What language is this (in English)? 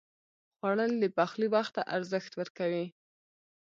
Pashto